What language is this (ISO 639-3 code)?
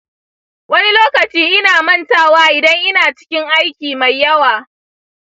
hau